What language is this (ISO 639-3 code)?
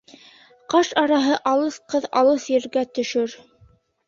bak